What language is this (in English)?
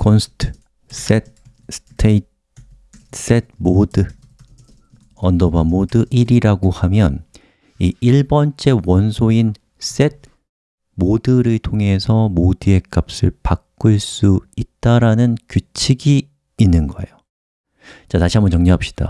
Korean